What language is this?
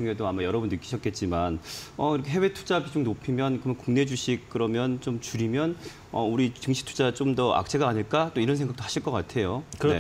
Korean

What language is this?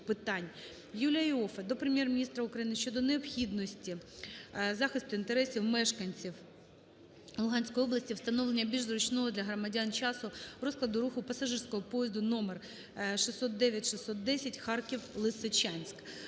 Ukrainian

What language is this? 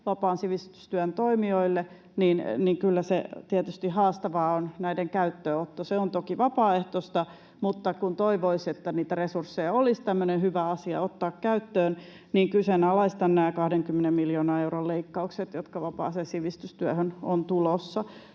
Finnish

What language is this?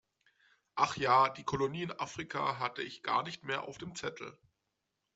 German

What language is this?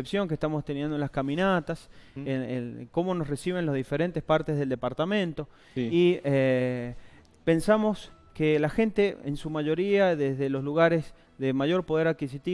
Spanish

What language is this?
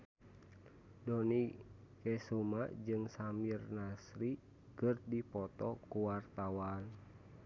Sundanese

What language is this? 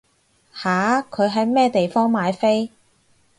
Cantonese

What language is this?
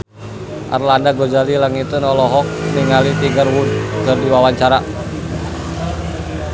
Sundanese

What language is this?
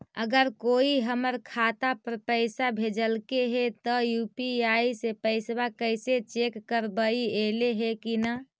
Magahi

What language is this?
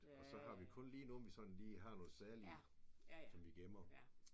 Danish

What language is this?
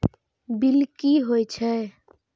Maithili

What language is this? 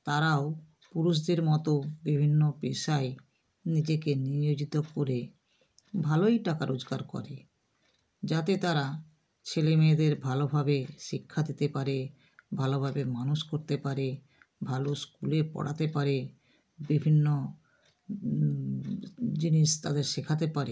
Bangla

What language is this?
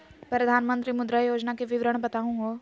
Magahi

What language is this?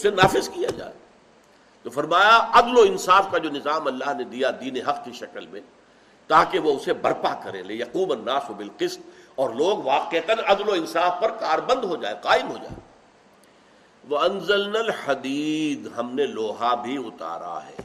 Urdu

